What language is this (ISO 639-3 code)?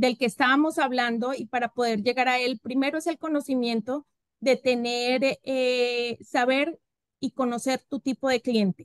spa